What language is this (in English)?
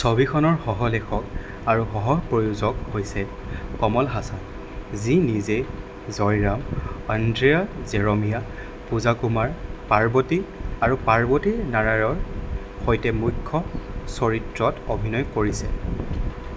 Assamese